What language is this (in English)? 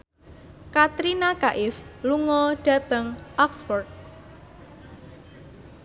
Javanese